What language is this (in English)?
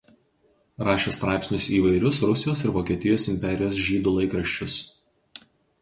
Lithuanian